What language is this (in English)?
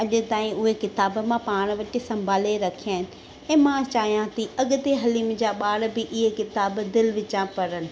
Sindhi